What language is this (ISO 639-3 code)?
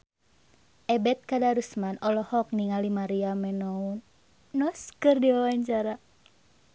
sun